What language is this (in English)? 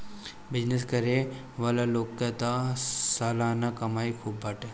Bhojpuri